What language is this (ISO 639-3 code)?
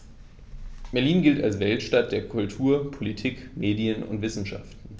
deu